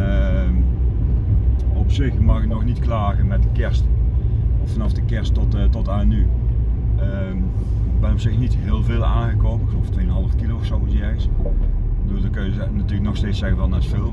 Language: Dutch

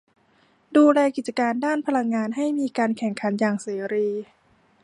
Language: Thai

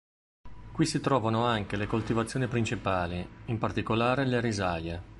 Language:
Italian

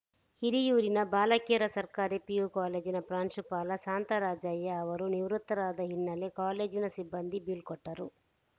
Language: Kannada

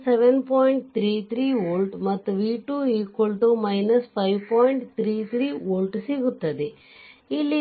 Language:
Kannada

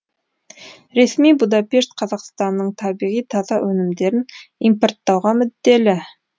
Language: Kazakh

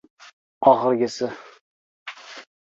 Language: Uzbek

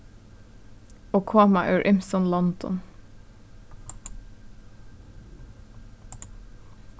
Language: Faroese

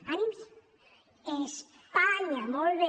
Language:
Catalan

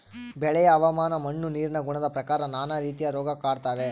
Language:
Kannada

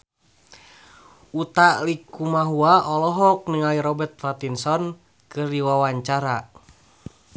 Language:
Sundanese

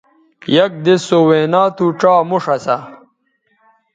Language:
Bateri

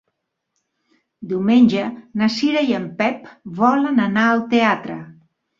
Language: Catalan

